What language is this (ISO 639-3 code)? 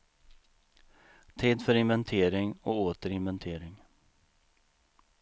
swe